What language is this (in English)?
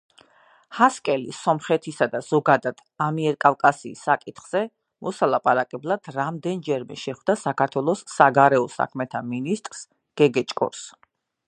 Georgian